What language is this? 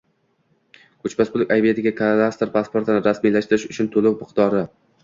Uzbek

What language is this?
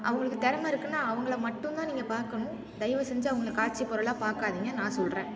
Tamil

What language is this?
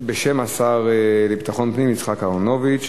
Hebrew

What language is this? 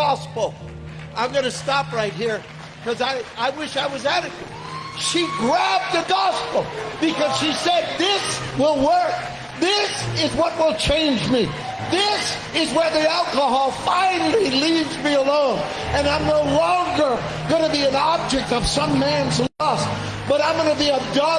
English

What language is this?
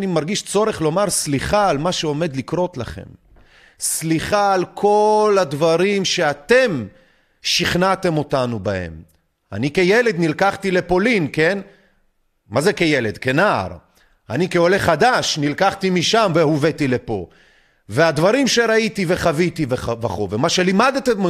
Hebrew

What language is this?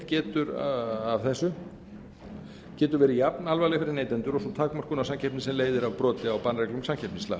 Icelandic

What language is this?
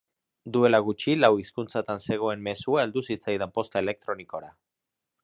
Basque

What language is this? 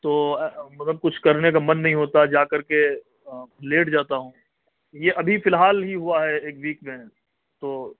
Urdu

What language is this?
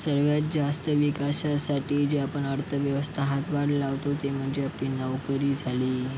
Marathi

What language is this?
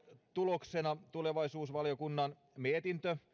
Finnish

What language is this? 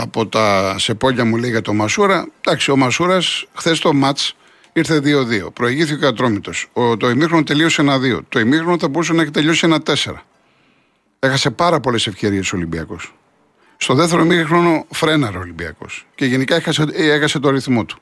Greek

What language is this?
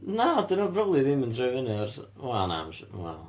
Welsh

